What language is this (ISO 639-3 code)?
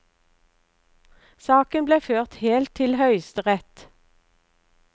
nor